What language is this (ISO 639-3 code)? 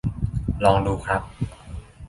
tha